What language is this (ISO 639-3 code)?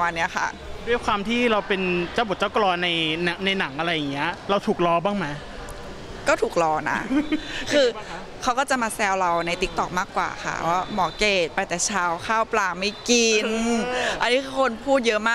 tha